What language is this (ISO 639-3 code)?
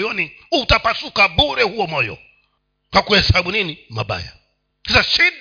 swa